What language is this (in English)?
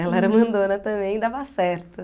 Portuguese